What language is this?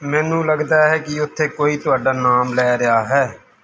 Punjabi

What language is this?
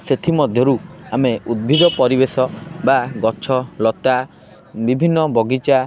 Odia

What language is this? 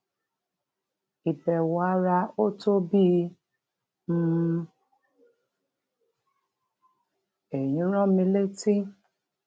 Yoruba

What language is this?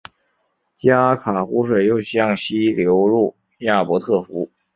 Chinese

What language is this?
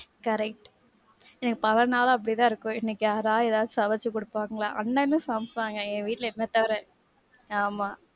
Tamil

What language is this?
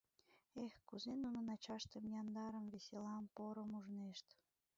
Mari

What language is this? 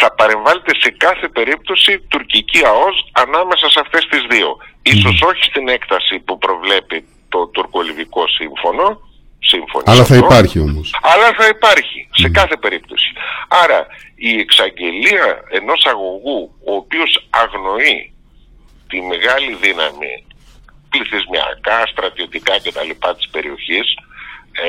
Greek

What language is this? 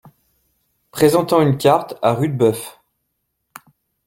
French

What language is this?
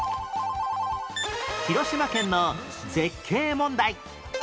Japanese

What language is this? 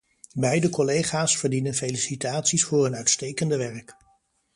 Dutch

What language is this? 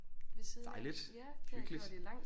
Danish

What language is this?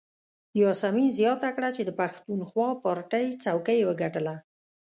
Pashto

